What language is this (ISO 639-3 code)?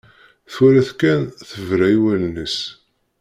kab